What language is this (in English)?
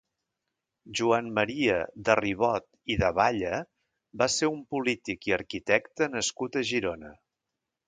Catalan